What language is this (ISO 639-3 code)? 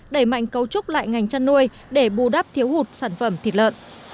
vie